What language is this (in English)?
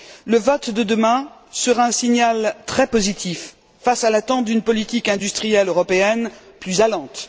French